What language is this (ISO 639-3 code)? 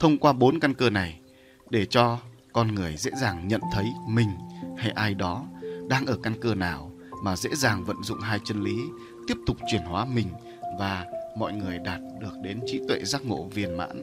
vie